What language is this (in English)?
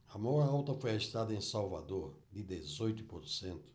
Portuguese